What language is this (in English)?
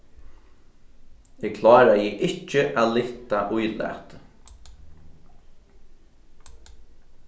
Faroese